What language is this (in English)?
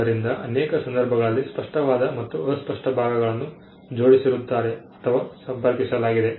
Kannada